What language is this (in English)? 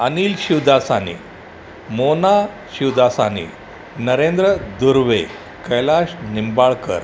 Sindhi